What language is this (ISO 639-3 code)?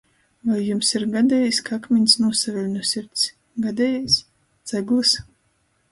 ltg